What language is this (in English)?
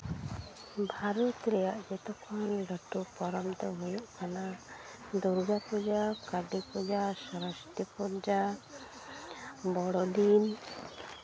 Santali